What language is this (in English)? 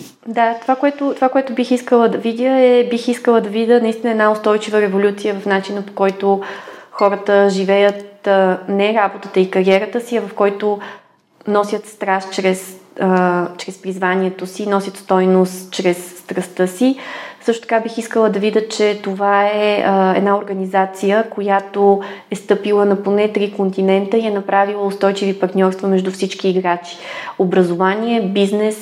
Bulgarian